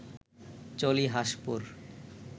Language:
Bangla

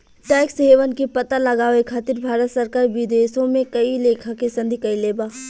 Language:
Bhojpuri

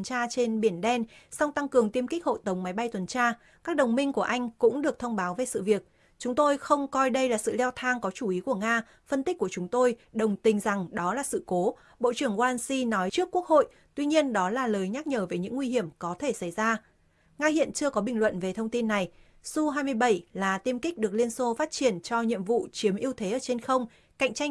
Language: Vietnamese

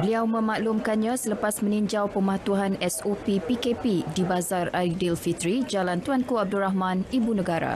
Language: Malay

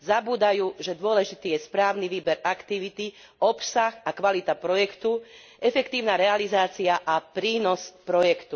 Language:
Slovak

